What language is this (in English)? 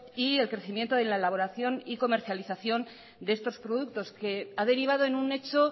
Spanish